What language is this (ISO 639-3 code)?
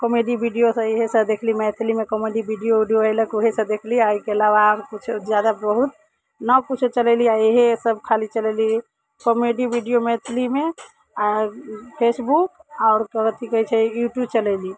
mai